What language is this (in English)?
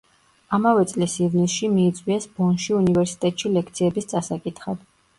Georgian